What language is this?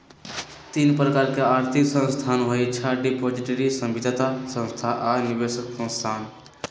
Magahi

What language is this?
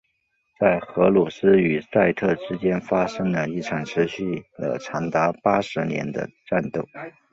Chinese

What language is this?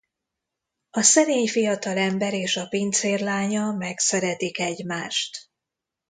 Hungarian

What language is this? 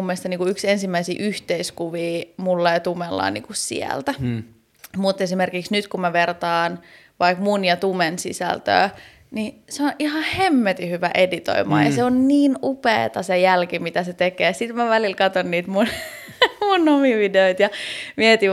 Finnish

